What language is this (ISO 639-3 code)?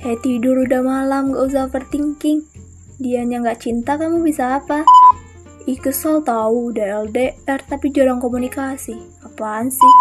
ind